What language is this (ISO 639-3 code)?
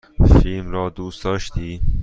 fas